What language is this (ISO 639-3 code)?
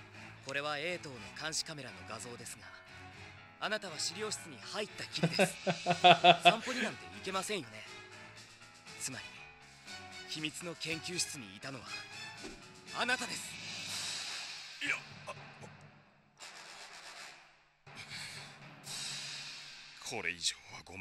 ita